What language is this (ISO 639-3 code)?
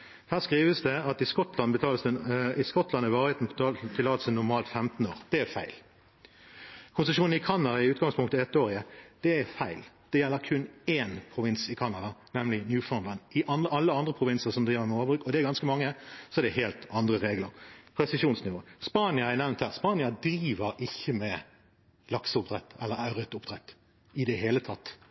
nob